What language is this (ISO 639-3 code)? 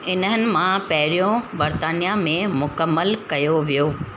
snd